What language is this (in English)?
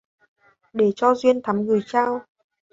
Vietnamese